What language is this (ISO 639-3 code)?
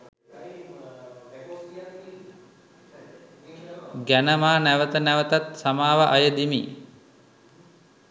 sin